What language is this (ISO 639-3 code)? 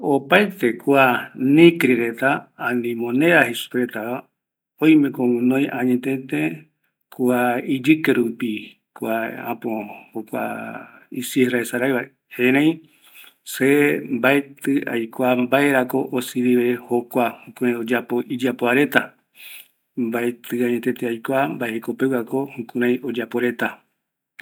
gui